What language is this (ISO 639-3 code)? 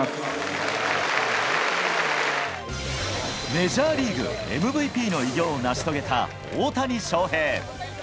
jpn